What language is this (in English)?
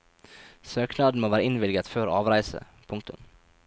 Norwegian